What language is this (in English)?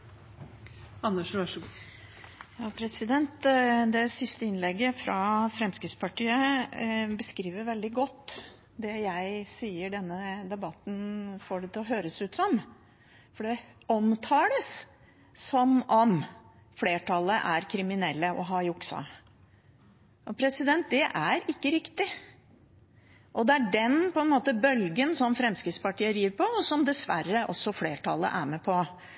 Norwegian Bokmål